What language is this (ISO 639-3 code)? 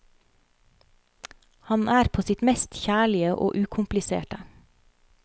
nor